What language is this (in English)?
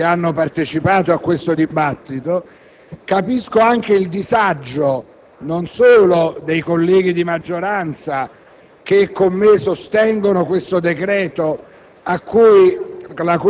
Italian